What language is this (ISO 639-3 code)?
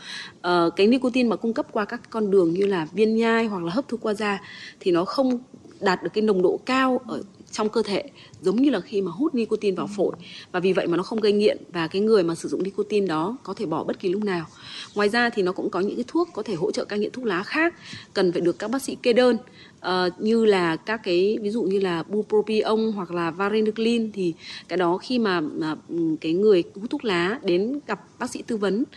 vie